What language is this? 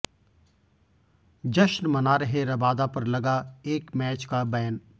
Hindi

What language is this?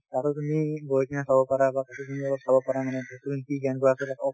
Assamese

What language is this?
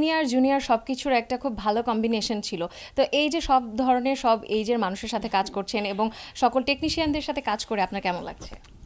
Romanian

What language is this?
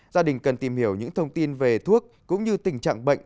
Vietnamese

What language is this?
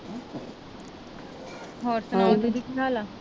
Punjabi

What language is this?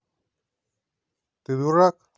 Russian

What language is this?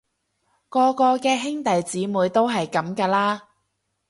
Cantonese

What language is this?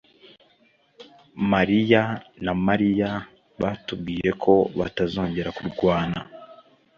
Kinyarwanda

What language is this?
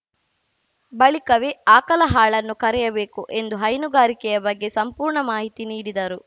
Kannada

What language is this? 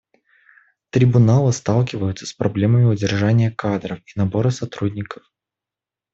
Russian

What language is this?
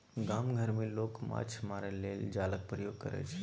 Maithili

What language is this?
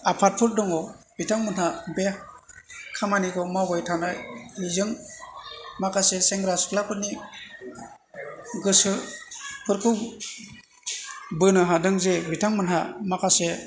Bodo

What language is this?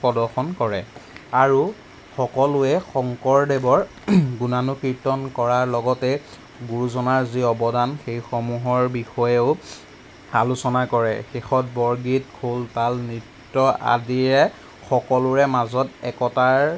Assamese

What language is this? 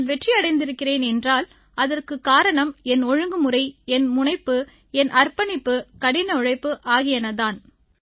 Tamil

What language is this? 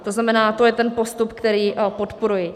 Czech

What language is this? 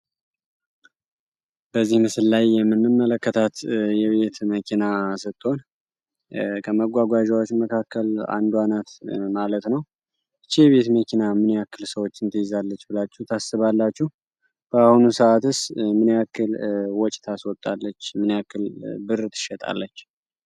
Amharic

